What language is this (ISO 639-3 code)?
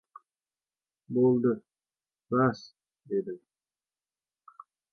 uzb